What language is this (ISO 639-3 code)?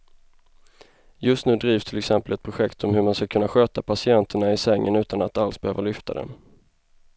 swe